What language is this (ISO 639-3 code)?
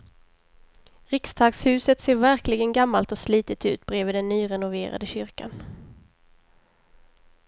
swe